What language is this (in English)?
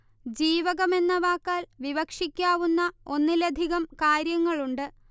Malayalam